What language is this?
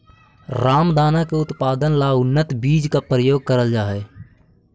Magahi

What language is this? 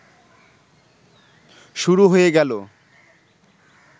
Bangla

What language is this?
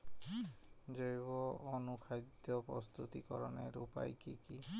Bangla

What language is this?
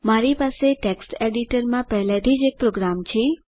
Gujarati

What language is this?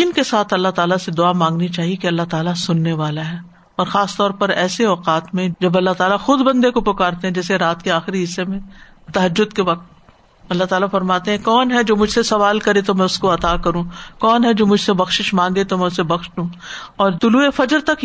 Urdu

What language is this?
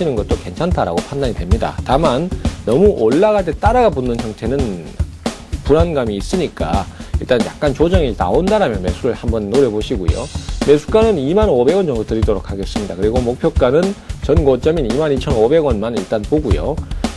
Korean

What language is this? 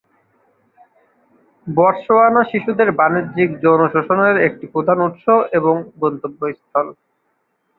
Bangla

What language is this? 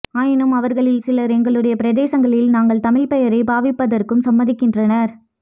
Tamil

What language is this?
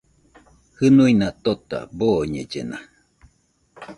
Nüpode Huitoto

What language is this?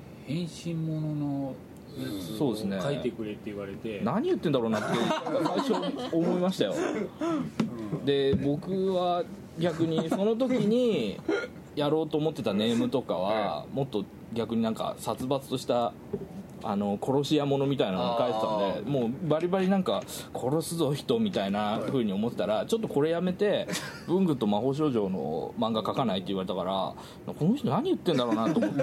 Japanese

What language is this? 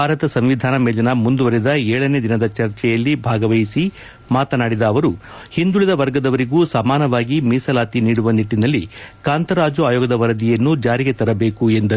Kannada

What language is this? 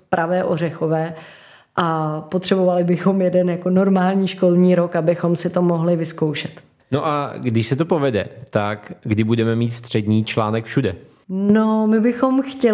Czech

